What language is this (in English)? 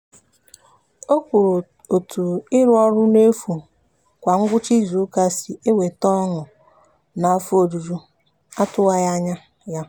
Igbo